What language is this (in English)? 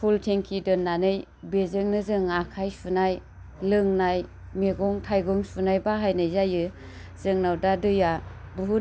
Bodo